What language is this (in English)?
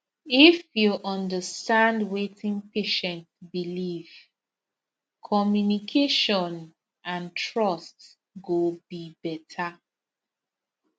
Nigerian Pidgin